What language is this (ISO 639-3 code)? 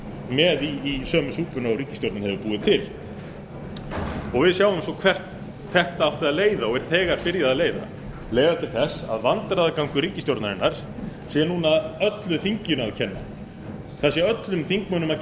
isl